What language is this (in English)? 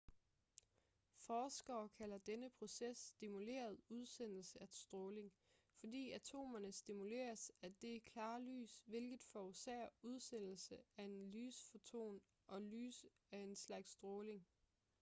Danish